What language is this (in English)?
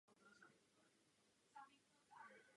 Czech